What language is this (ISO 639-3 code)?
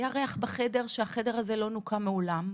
heb